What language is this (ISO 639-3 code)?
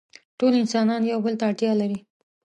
pus